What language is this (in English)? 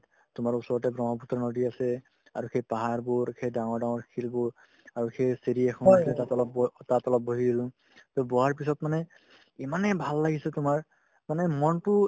Assamese